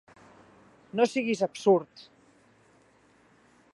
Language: Catalan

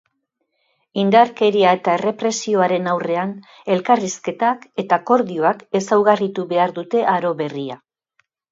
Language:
Basque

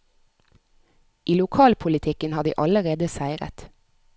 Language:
Norwegian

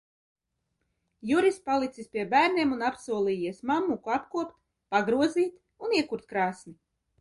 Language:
Latvian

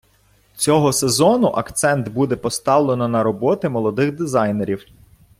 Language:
Ukrainian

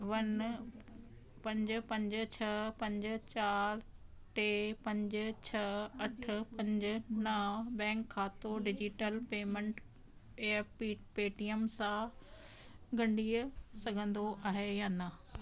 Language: Sindhi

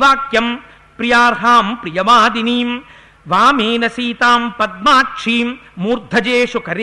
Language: Telugu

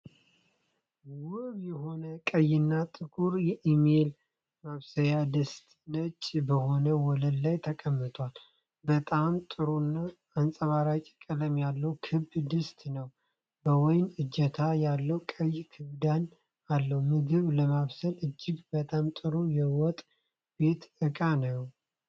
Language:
Amharic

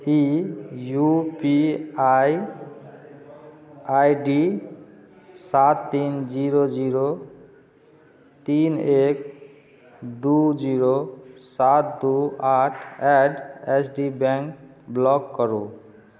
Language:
Maithili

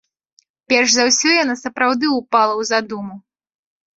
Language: Belarusian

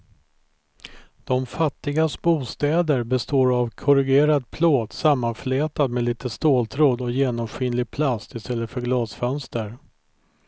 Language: Swedish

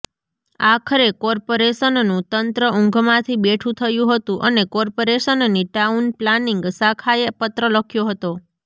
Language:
Gujarati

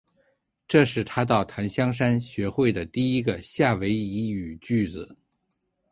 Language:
Chinese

